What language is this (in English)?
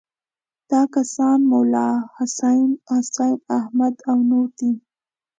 Pashto